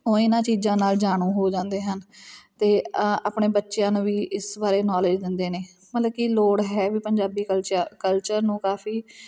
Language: Punjabi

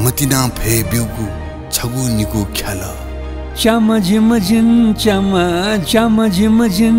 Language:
Korean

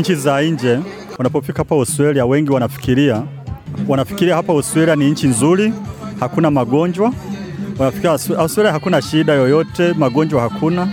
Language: Swahili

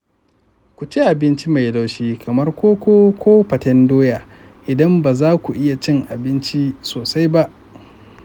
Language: Hausa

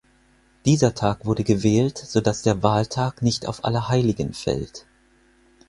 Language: German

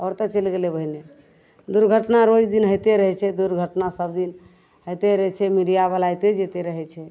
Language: Maithili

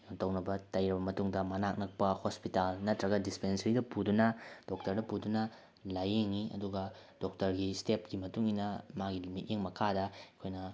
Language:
Manipuri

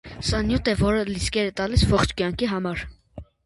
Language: Armenian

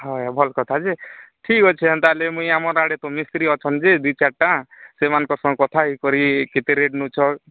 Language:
Odia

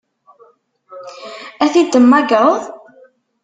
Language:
Kabyle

